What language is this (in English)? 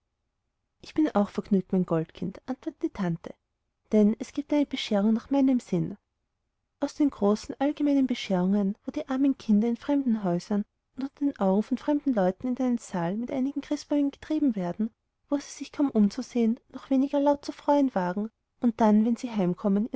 German